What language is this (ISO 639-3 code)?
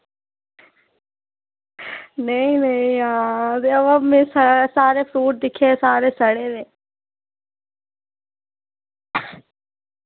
doi